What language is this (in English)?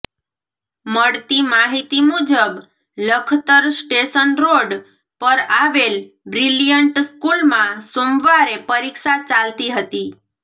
Gujarati